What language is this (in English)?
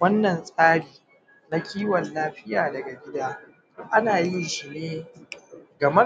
Hausa